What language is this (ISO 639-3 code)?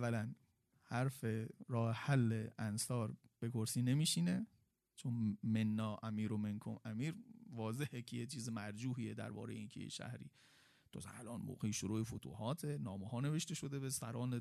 fas